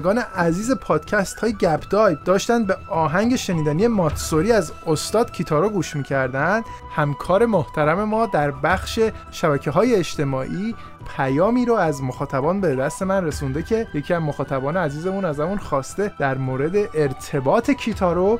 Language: Persian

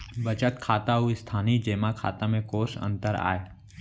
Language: Chhattisgarhi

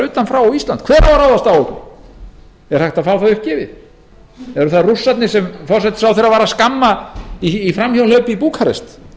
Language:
Icelandic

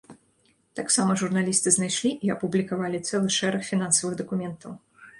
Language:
Belarusian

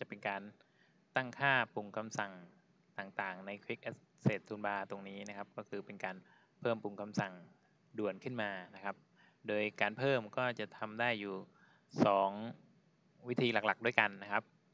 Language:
Thai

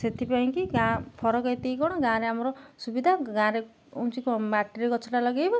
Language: Odia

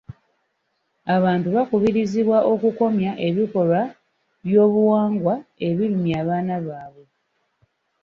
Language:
Ganda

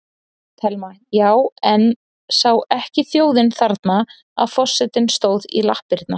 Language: Icelandic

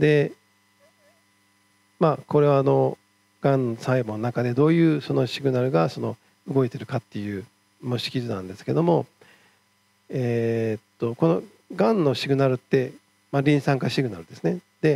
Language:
Japanese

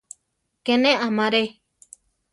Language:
Central Tarahumara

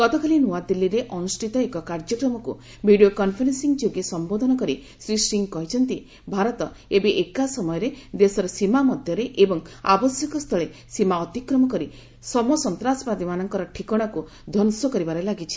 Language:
Odia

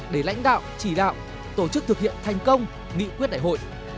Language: Vietnamese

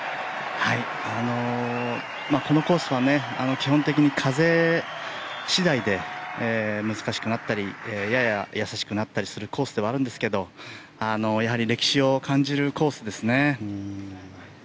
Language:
Japanese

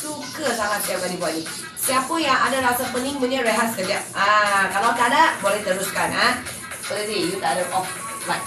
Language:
Malay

